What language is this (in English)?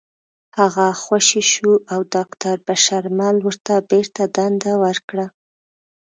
Pashto